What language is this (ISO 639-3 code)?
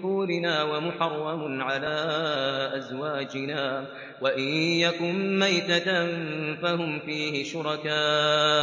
ara